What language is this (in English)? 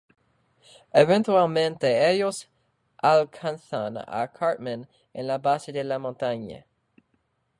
Spanish